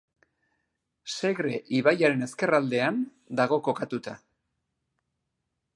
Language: Basque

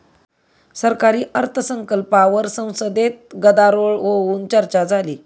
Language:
Marathi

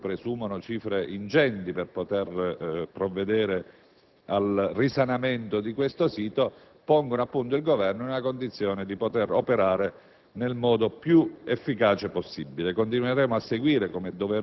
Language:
Italian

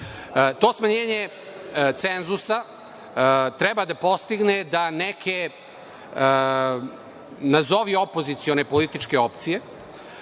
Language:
Serbian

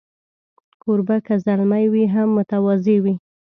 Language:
Pashto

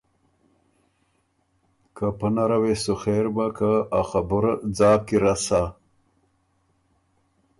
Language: Ormuri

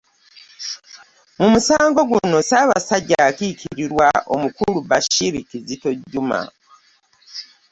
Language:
Ganda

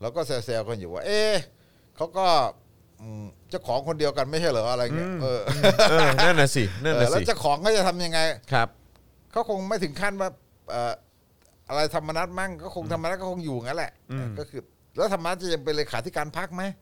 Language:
Thai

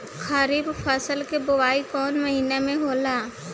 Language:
Bhojpuri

